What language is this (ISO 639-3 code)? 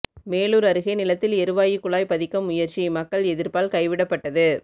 tam